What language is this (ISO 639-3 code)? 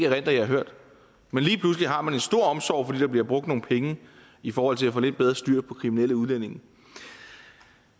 dan